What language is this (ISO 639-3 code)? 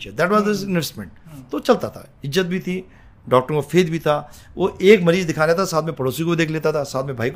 hin